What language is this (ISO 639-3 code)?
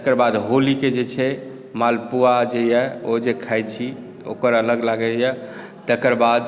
mai